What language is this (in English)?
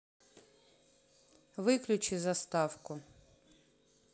Russian